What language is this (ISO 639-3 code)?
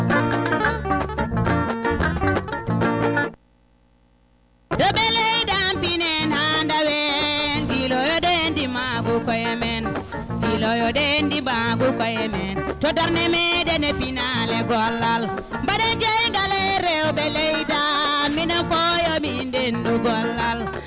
ful